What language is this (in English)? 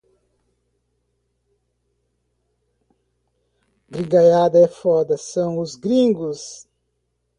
Portuguese